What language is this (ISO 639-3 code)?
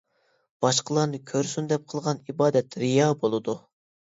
uig